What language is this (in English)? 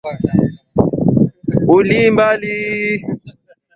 Swahili